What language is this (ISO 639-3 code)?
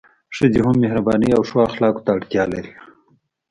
pus